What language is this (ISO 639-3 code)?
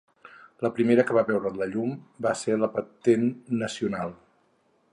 cat